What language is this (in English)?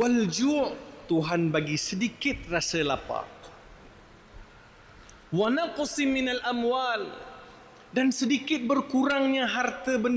Malay